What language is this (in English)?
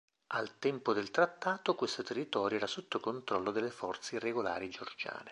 Italian